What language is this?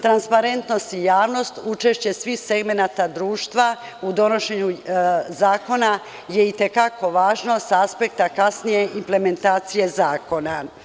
Serbian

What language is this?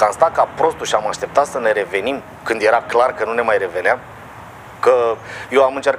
Romanian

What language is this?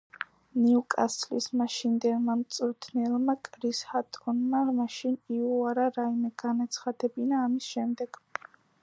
Georgian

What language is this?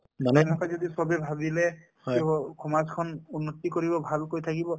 Assamese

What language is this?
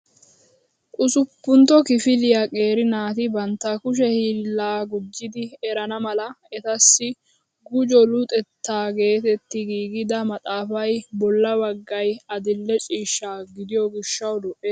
Wolaytta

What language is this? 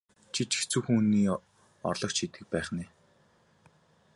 Mongolian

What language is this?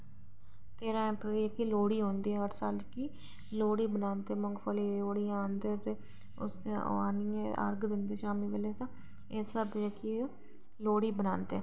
Dogri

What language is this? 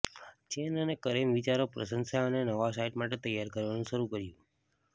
Gujarati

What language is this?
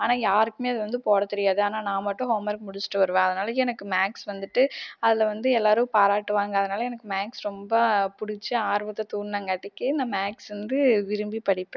Tamil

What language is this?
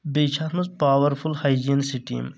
Kashmiri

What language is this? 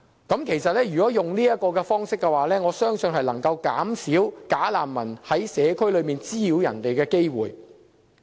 Cantonese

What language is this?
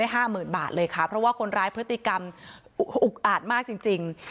Thai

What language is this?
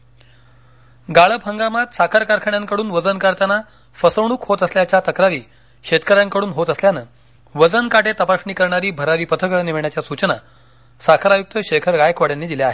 Marathi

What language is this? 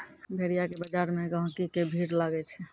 Maithili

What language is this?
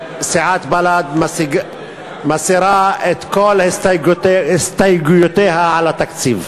Hebrew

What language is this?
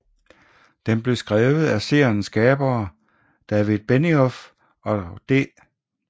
Danish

